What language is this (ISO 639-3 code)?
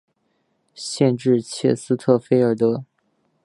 zho